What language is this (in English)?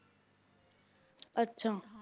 Punjabi